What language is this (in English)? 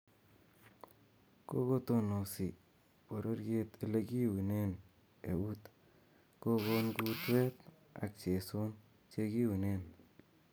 Kalenjin